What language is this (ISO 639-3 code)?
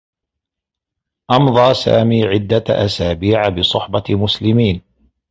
ara